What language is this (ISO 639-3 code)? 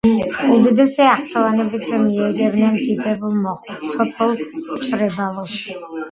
kat